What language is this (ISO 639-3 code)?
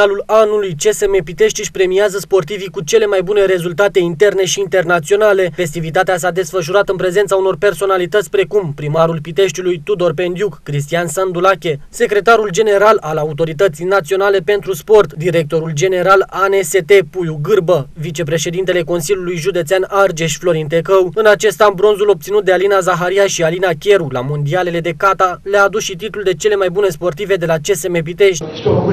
ron